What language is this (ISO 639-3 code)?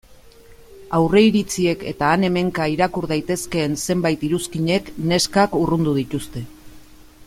eus